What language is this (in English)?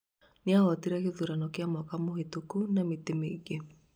Kikuyu